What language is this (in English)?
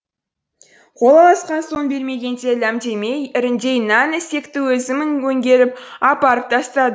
Kazakh